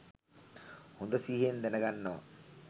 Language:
Sinhala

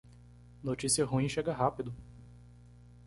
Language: Portuguese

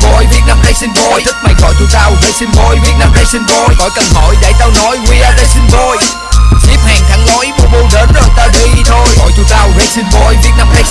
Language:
Vietnamese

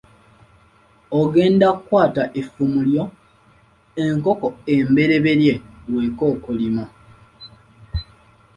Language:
Ganda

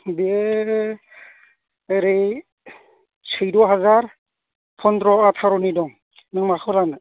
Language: Bodo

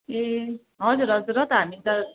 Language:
Nepali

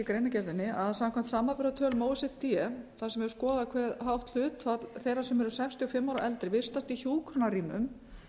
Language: Icelandic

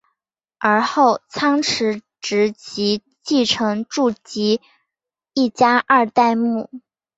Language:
Chinese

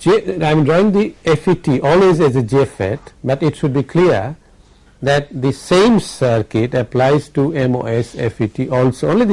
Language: English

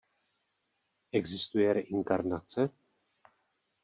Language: Czech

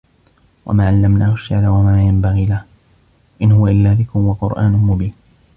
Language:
Arabic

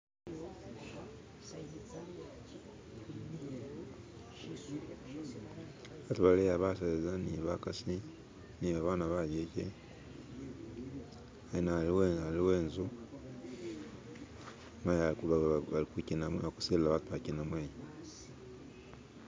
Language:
Masaaba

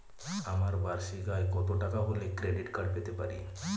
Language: Bangla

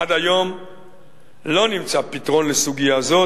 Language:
Hebrew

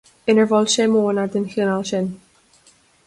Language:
Irish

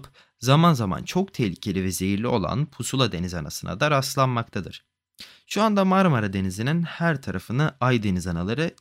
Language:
Turkish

